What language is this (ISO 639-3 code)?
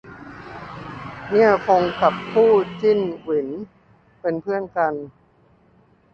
tha